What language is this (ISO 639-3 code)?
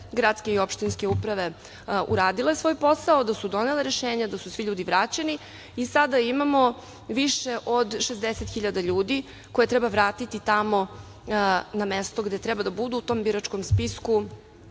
srp